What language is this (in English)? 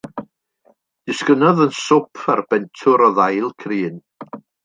Welsh